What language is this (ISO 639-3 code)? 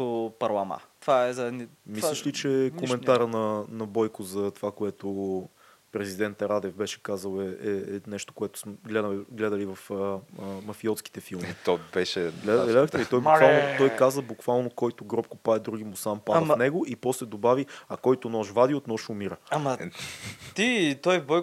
bul